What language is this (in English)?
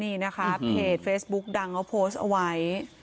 Thai